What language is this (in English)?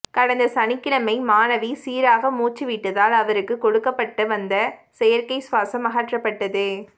Tamil